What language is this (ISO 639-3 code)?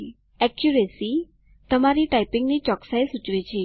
guj